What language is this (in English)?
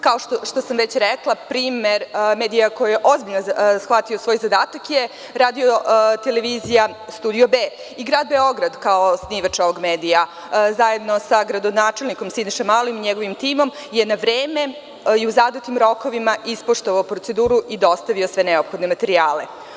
Serbian